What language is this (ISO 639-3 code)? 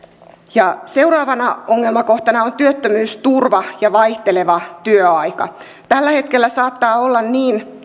fin